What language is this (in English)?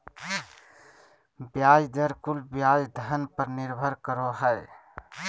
Magahi